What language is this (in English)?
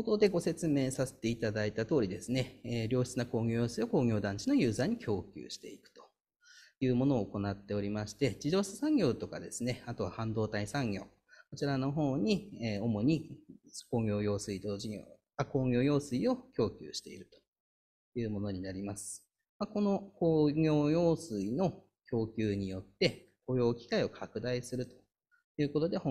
Japanese